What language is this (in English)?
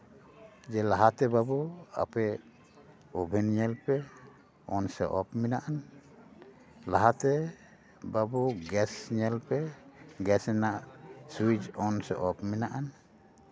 Santali